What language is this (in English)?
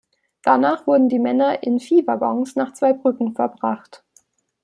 German